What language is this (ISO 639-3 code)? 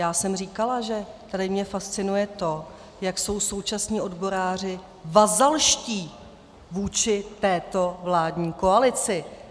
ces